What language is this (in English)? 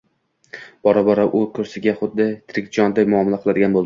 Uzbek